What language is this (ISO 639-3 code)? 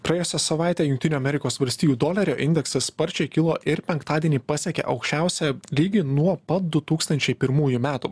lit